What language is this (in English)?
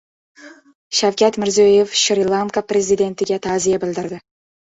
Uzbek